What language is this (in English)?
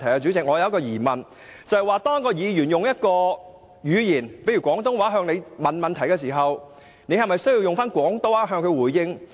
Cantonese